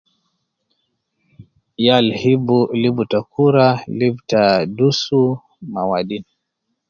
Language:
Nubi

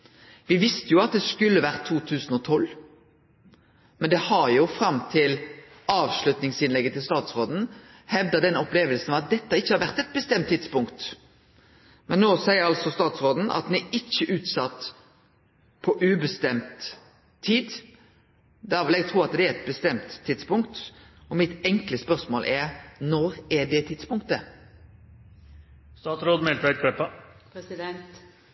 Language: Norwegian Nynorsk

